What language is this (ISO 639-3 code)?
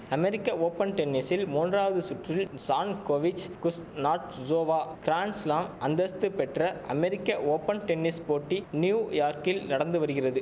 tam